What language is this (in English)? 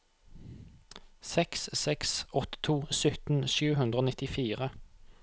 Norwegian